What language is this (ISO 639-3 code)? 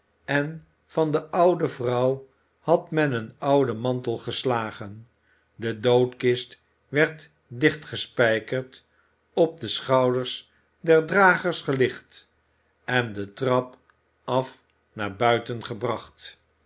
nld